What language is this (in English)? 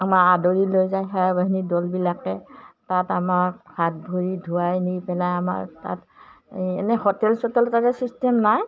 Assamese